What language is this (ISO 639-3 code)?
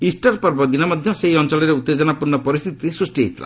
ori